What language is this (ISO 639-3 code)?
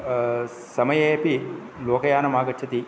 san